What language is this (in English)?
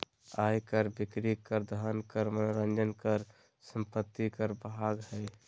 Magahi